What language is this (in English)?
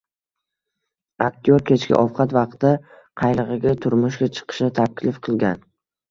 Uzbek